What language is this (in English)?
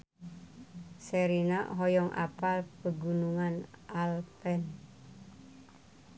Sundanese